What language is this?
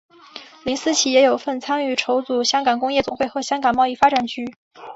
Chinese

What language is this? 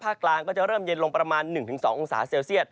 Thai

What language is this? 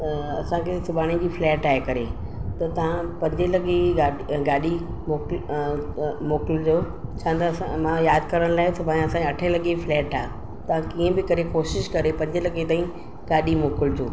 Sindhi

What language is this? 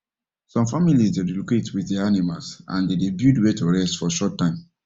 Nigerian Pidgin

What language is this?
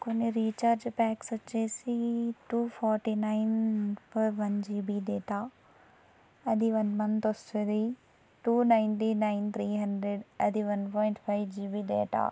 Telugu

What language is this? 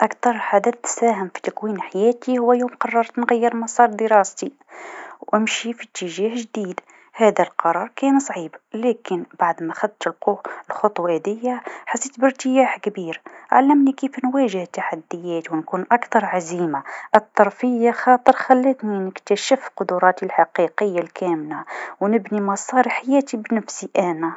Tunisian Arabic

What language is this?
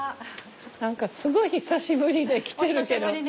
Japanese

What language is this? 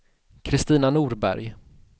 Swedish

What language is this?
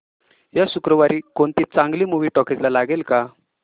Marathi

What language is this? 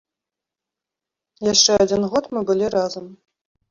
Belarusian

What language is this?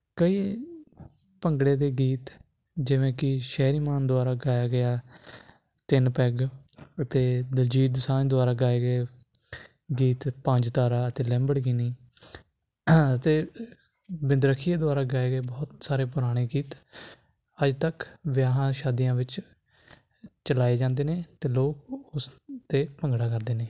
Punjabi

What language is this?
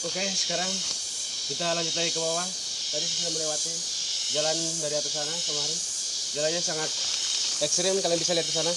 Indonesian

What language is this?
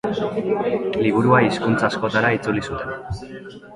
Basque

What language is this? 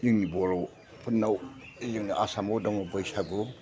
Bodo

